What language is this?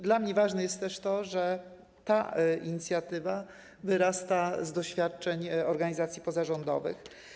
Polish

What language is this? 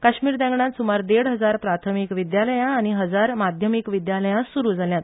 Konkani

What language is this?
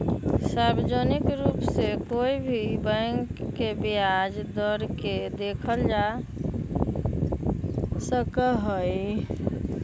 Magahi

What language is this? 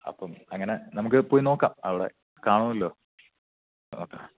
Malayalam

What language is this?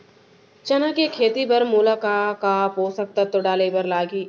Chhattisgarhi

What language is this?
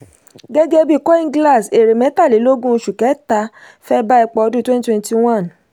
Yoruba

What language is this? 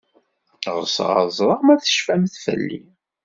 Kabyle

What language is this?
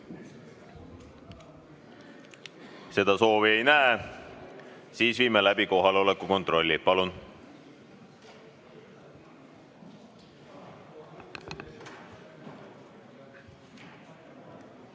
Estonian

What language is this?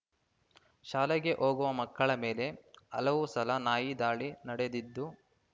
Kannada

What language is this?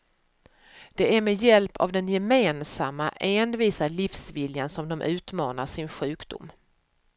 Swedish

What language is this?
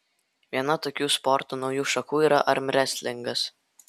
Lithuanian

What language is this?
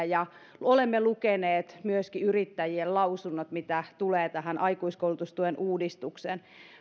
Finnish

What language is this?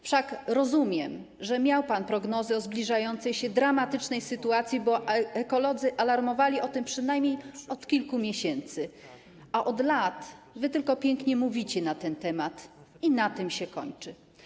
Polish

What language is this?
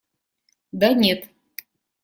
Russian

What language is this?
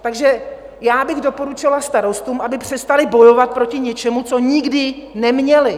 Czech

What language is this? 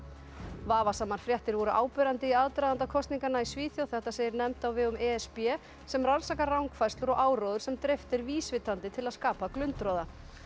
Icelandic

